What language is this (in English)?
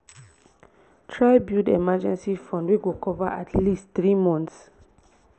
Nigerian Pidgin